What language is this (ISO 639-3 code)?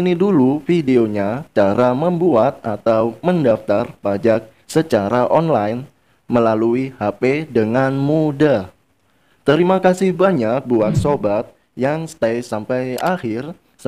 ind